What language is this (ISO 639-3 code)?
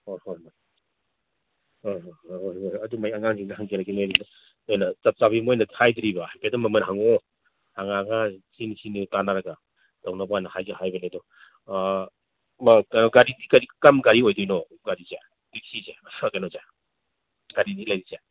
mni